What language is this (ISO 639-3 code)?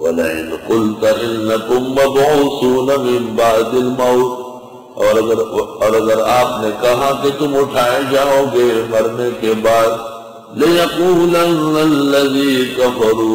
ara